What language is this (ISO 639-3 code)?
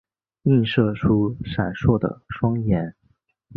zho